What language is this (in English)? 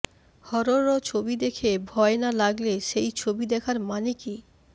Bangla